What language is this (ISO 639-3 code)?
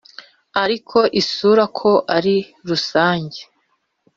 kin